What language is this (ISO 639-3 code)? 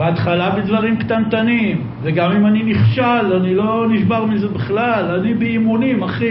heb